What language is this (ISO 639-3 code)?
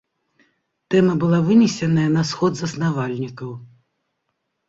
bel